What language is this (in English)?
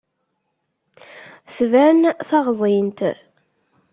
Kabyle